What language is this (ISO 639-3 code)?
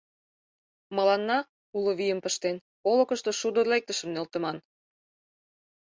chm